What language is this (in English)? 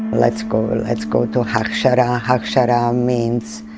English